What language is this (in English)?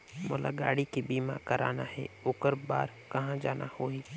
Chhattisgarhi